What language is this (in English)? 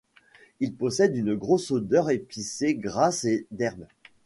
French